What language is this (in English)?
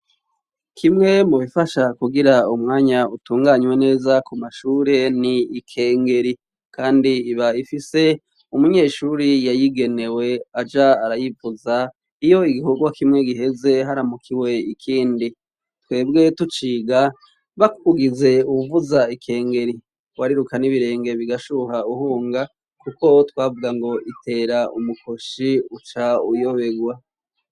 Rundi